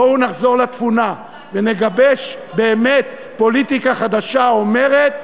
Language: Hebrew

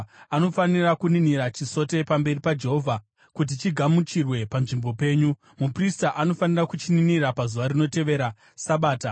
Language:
Shona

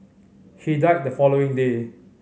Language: English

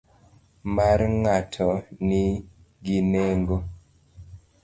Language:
Luo (Kenya and Tanzania)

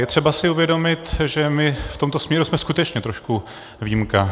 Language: Czech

